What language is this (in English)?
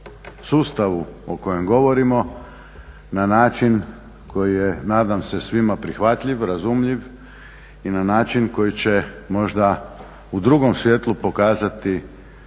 Croatian